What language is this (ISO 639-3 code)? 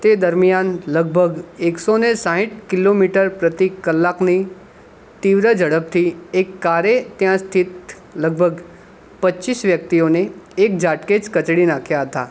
guj